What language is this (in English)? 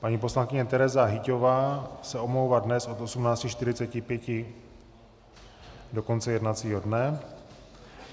Czech